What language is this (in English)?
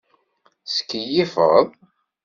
Kabyle